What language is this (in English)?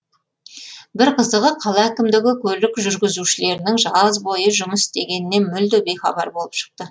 Kazakh